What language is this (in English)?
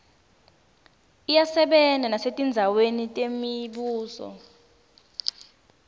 Swati